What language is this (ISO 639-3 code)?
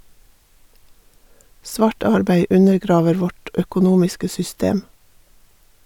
nor